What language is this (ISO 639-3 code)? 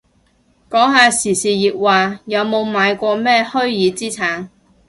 yue